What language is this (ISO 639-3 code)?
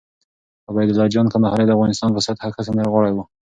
pus